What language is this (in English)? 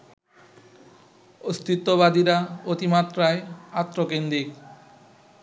Bangla